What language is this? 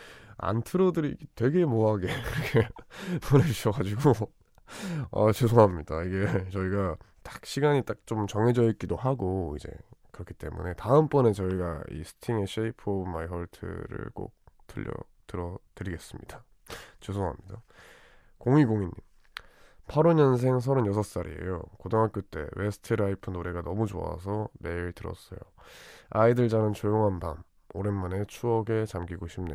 Korean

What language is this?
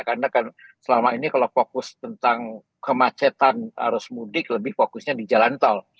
Indonesian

